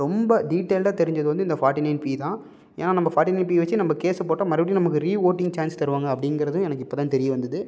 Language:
Tamil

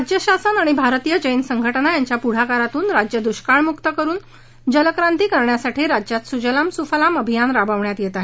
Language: Marathi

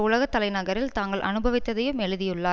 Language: Tamil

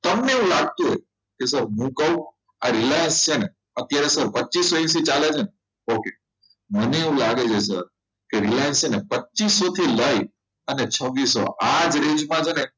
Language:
Gujarati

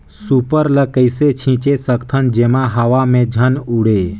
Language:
Chhattisgarhi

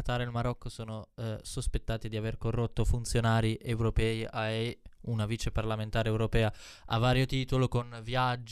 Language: Italian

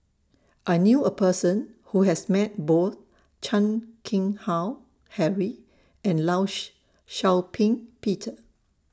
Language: English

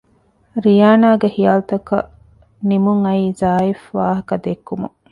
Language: Divehi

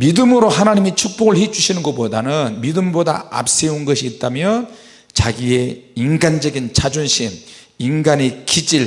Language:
Korean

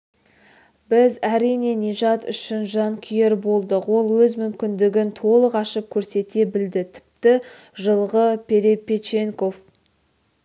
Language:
Kazakh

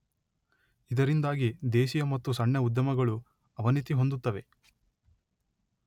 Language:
Kannada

